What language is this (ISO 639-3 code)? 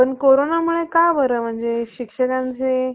mar